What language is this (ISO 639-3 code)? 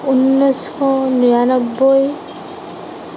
asm